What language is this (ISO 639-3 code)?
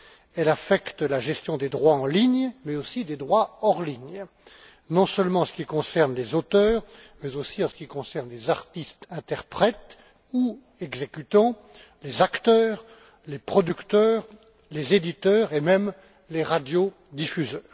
fra